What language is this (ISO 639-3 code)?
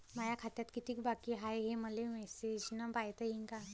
mar